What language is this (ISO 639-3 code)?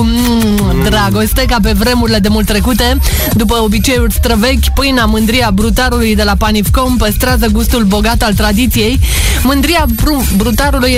ron